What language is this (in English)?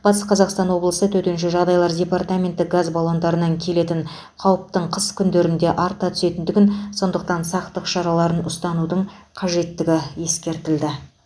Kazakh